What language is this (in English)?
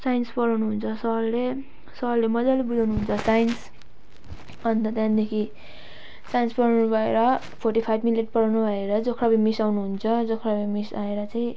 Nepali